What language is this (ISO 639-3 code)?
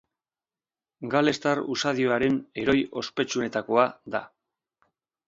eus